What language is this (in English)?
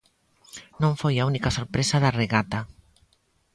Galician